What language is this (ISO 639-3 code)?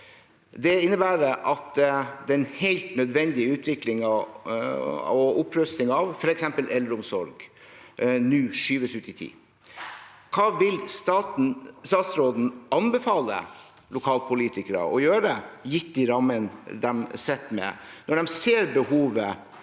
nor